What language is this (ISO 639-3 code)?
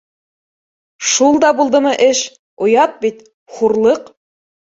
bak